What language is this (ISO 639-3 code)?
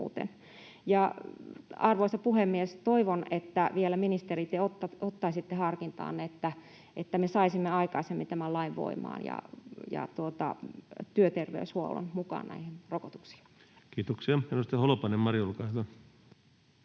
fin